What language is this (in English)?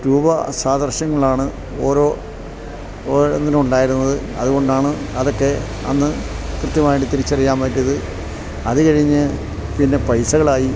Malayalam